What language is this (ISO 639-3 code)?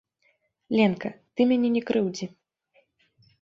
bel